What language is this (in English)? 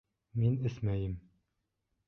Bashkir